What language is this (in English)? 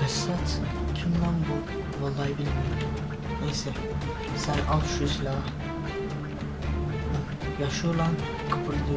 Turkish